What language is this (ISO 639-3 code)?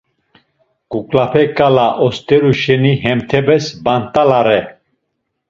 lzz